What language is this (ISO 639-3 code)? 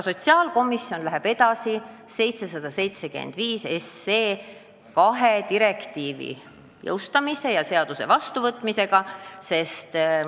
est